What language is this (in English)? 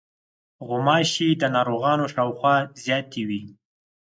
Pashto